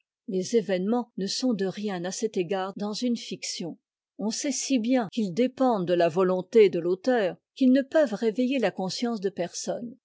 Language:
French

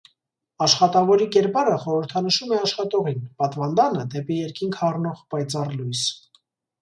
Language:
Armenian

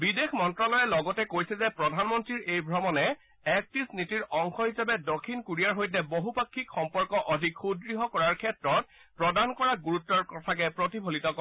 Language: Assamese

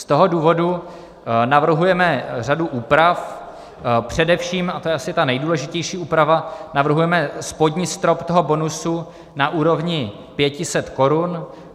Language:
Czech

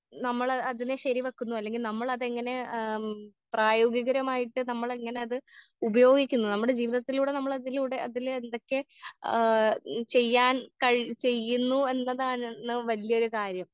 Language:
Malayalam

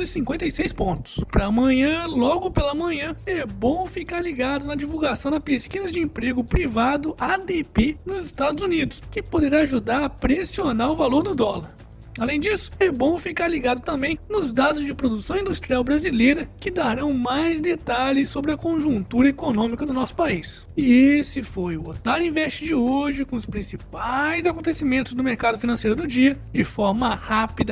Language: Portuguese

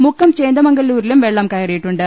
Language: Malayalam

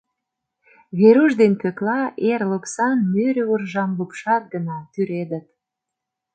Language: Mari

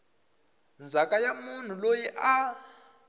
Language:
Tsonga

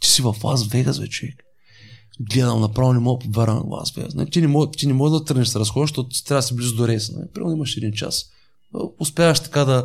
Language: Bulgarian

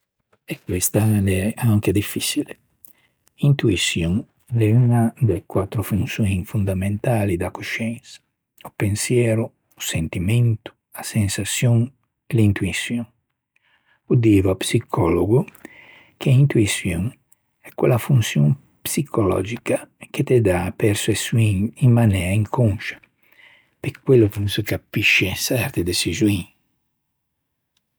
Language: Ligurian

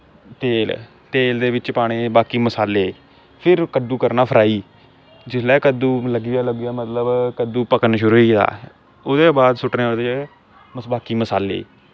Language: Dogri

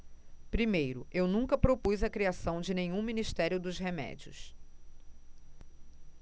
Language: Portuguese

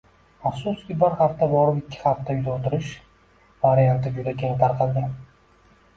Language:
Uzbek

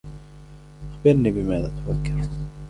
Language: Arabic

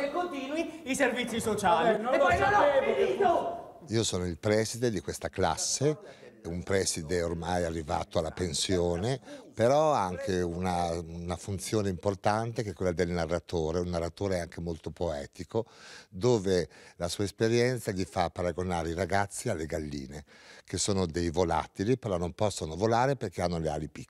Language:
Italian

